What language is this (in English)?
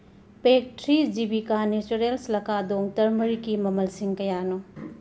Manipuri